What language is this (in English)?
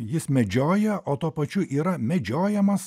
Lithuanian